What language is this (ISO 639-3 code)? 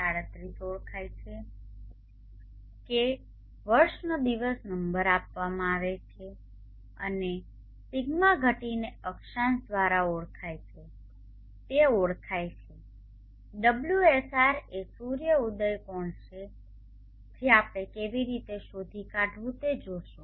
guj